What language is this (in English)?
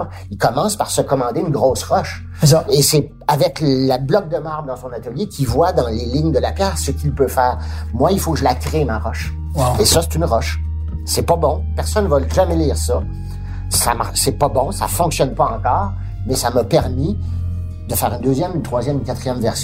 French